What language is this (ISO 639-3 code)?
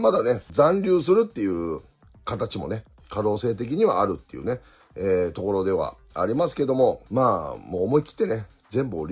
jpn